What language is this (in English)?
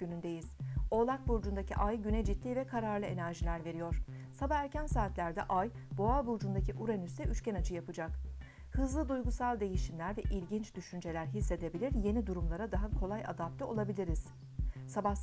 Turkish